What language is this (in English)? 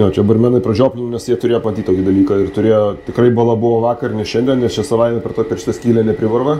Lithuanian